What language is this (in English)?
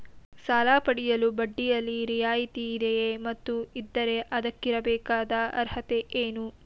Kannada